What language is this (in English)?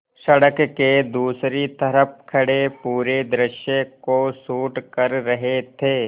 Hindi